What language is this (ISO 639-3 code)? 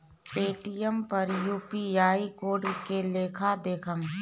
bho